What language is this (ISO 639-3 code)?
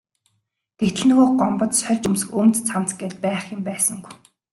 mon